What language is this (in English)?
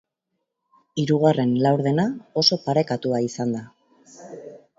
Basque